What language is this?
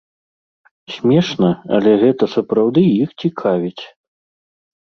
Belarusian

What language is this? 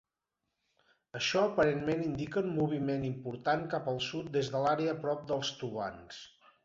Catalan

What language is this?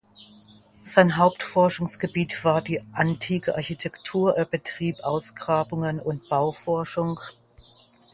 German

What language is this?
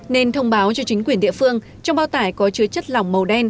Vietnamese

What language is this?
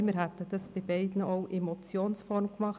Swiss German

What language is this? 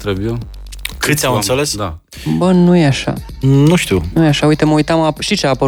Romanian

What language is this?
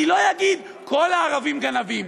Hebrew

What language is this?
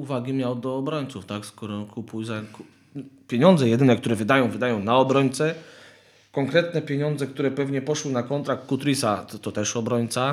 Polish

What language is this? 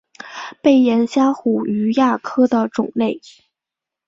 Chinese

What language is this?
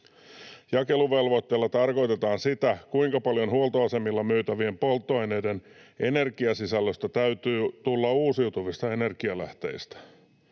Finnish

